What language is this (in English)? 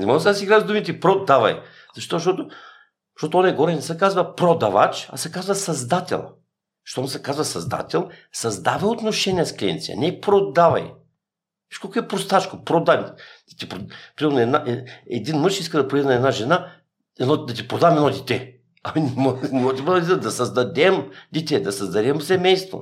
Bulgarian